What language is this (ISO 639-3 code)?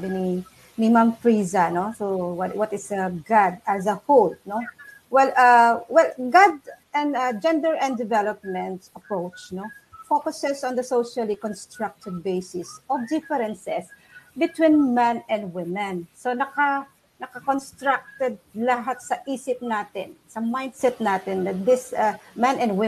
fil